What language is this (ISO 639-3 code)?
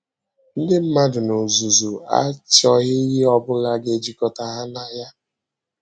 ibo